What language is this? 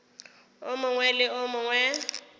Northern Sotho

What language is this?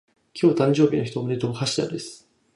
Japanese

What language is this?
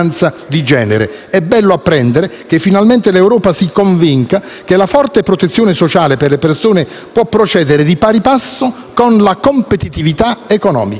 Italian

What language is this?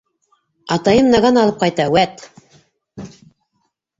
Bashkir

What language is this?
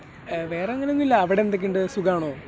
Malayalam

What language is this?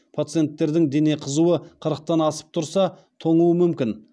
Kazakh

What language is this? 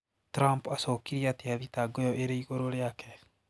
Kikuyu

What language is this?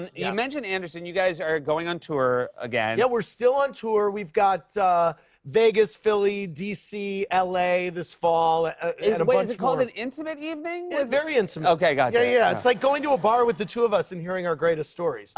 English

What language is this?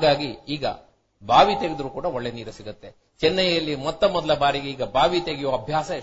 Kannada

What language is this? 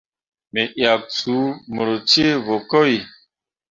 Mundang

